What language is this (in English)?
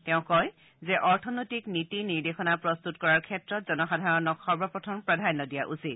Assamese